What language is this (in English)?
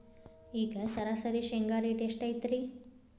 Kannada